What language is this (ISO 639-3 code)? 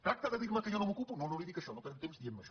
cat